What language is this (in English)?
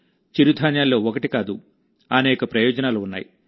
Telugu